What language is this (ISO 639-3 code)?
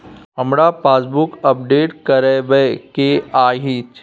mai